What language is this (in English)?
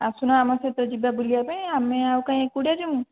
Odia